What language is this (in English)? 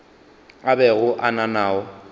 Northern Sotho